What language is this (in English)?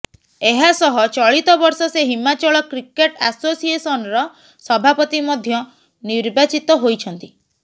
Odia